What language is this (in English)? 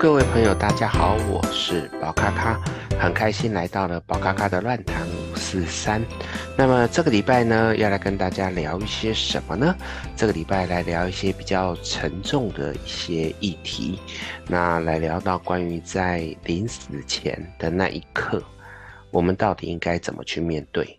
Chinese